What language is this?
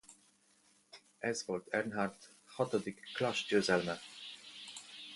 Hungarian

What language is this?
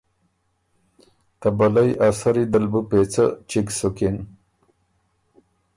Ormuri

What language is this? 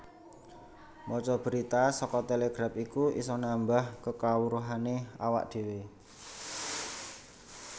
Javanese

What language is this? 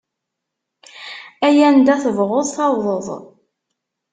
Kabyle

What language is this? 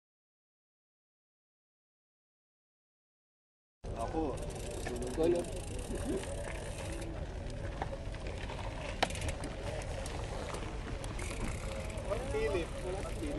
Thai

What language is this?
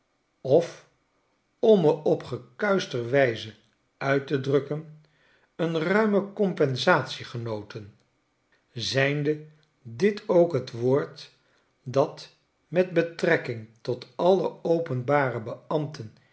Dutch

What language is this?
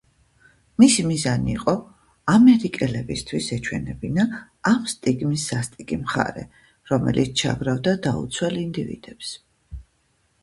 Georgian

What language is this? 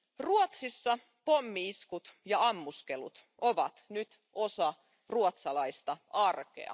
Finnish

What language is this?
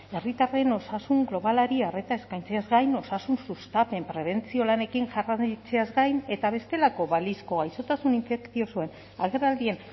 Basque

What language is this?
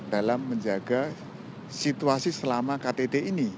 Indonesian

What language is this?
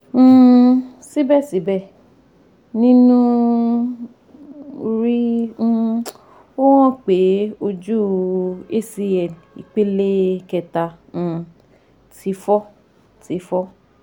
Yoruba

